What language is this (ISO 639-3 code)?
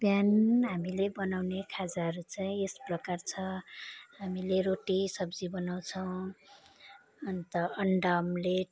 nep